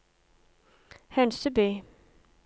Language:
Norwegian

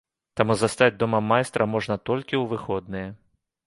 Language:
Belarusian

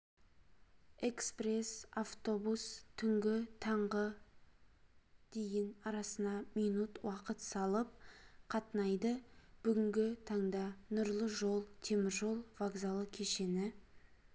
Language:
Kazakh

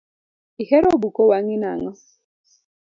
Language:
Luo (Kenya and Tanzania)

